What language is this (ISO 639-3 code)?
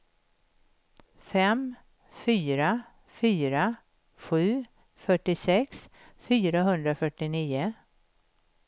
swe